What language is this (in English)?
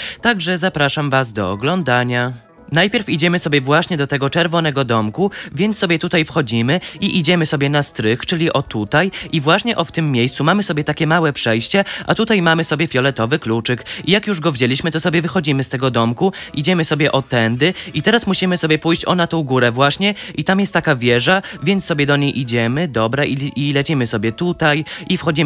Polish